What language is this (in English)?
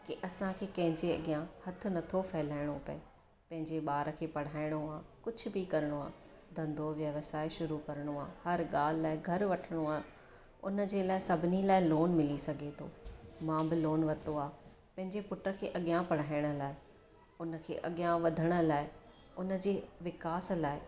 Sindhi